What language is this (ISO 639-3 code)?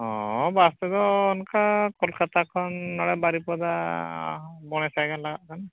sat